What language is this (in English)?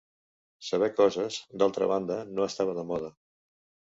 Catalan